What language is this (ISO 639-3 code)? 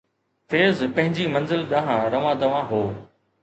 snd